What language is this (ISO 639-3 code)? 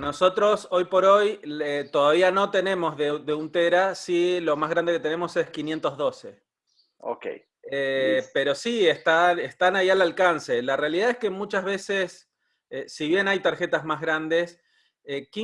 spa